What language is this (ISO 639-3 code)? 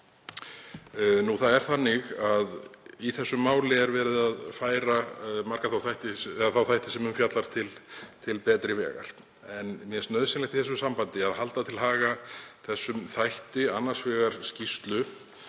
isl